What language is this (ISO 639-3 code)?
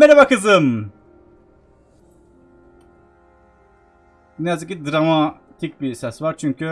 tur